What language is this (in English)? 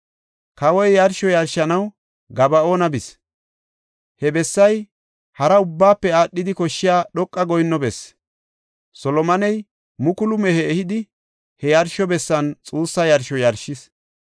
Gofa